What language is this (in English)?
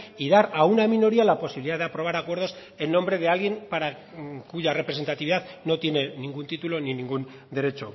Spanish